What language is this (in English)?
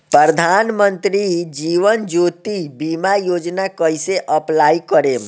Bhojpuri